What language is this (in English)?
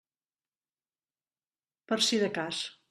Catalan